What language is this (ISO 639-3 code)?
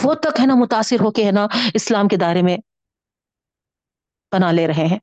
urd